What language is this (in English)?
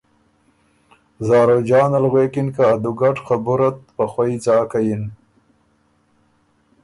Ormuri